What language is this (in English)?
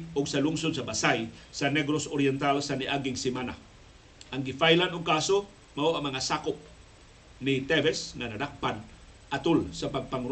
Filipino